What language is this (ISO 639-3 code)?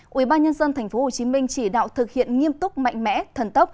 vie